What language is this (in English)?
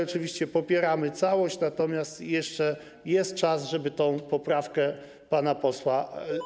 Polish